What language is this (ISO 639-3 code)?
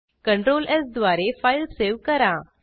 mar